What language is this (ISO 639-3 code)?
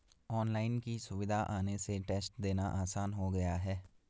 hin